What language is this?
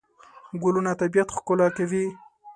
Pashto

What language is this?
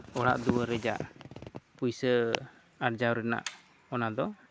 Santali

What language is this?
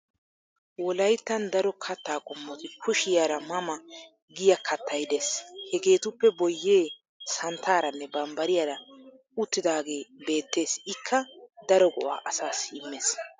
Wolaytta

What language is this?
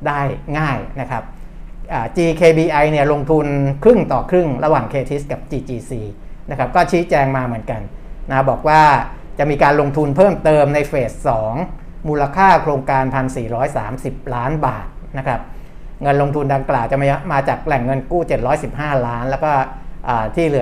Thai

